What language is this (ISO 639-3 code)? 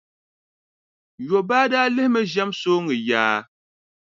dag